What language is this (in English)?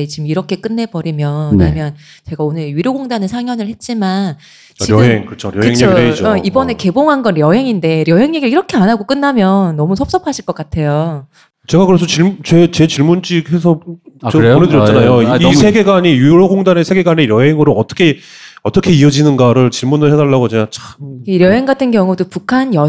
Korean